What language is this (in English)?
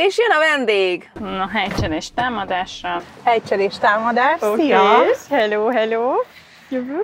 Hungarian